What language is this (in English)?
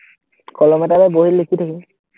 Assamese